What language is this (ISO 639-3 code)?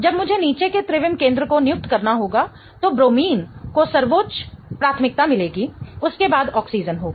hin